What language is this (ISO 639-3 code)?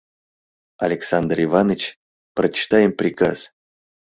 chm